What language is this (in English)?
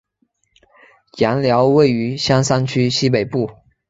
Chinese